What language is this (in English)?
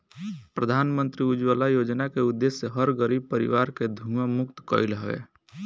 Bhojpuri